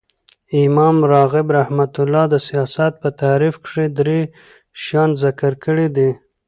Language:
Pashto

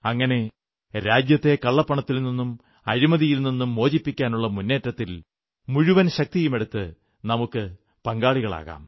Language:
Malayalam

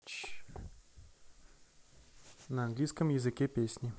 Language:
Russian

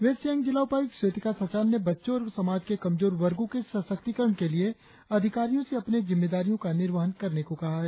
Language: Hindi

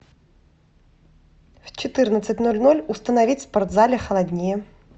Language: Russian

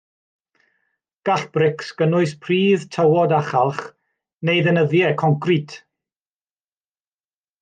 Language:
Welsh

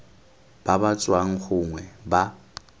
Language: Tswana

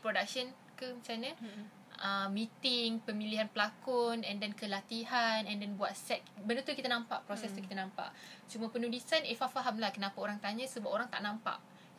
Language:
Malay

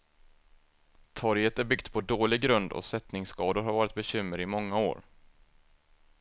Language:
Swedish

